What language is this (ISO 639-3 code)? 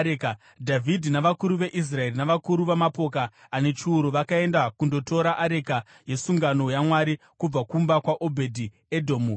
sna